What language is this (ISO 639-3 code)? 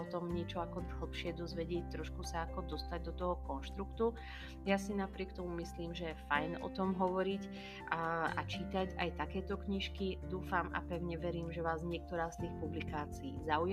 slk